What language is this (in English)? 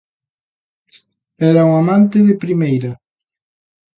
Galician